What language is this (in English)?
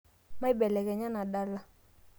Masai